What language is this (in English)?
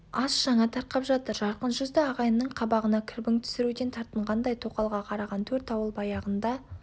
Kazakh